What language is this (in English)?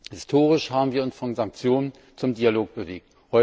German